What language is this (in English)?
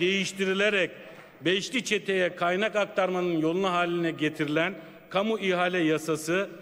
Turkish